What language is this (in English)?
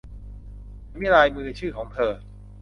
Thai